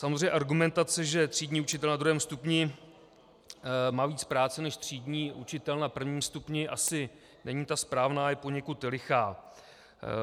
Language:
Czech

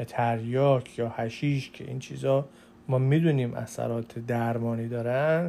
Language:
Persian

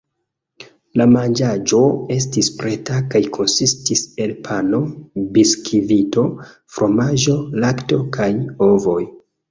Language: Esperanto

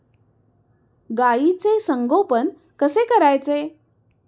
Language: Marathi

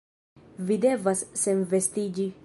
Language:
Esperanto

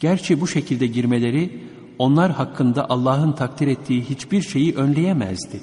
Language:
Turkish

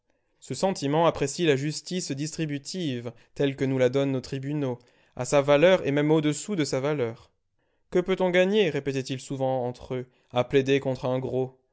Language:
French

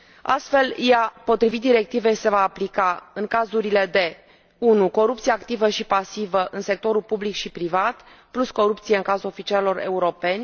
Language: Romanian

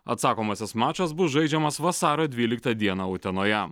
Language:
Lithuanian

